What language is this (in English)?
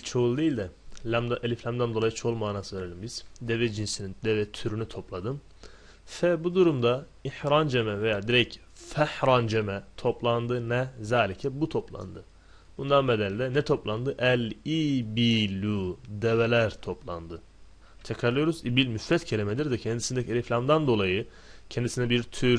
Turkish